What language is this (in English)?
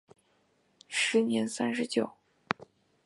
Chinese